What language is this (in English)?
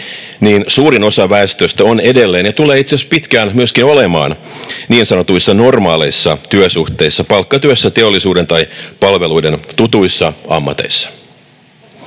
Finnish